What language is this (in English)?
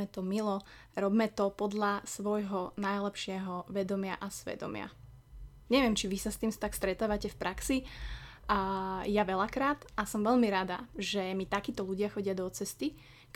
Slovak